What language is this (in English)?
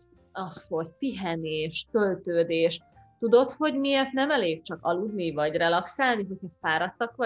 Hungarian